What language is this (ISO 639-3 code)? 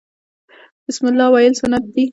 pus